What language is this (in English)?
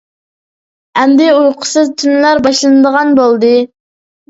Uyghur